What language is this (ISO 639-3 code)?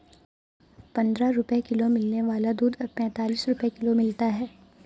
hin